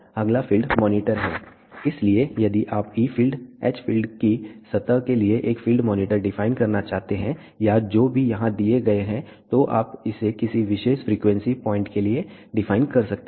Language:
Hindi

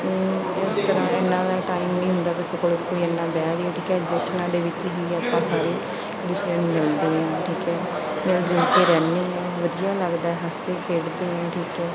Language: Punjabi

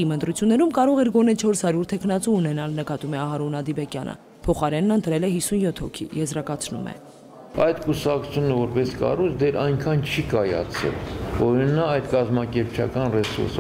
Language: Romanian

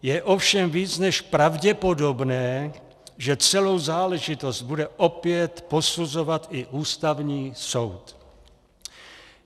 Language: Czech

